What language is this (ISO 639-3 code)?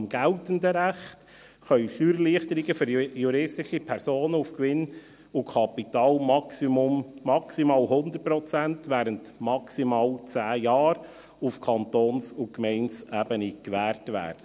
gsw